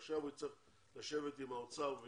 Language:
Hebrew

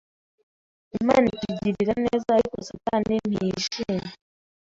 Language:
Kinyarwanda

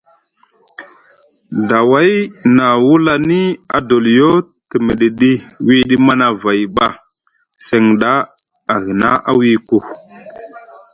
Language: Musgu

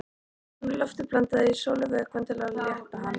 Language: Icelandic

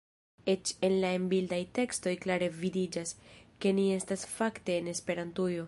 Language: Esperanto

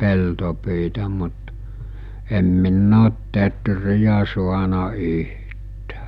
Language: Finnish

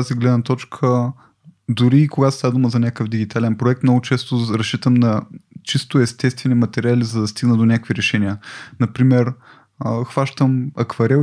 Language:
Bulgarian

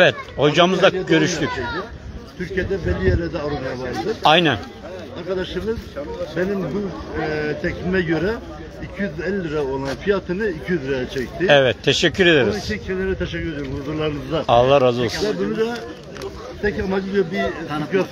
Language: Turkish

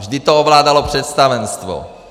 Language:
Czech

